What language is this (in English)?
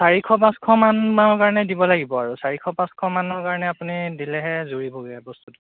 Assamese